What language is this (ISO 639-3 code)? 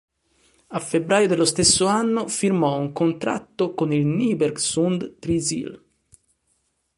ita